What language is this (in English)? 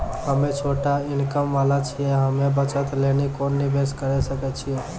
Maithili